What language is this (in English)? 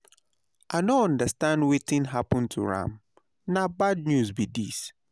Nigerian Pidgin